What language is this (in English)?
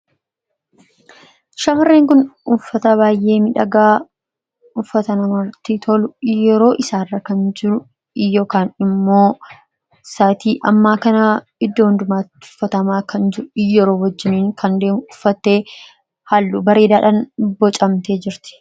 Oromo